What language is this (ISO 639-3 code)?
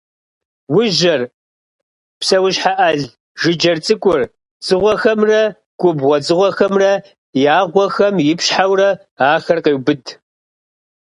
kbd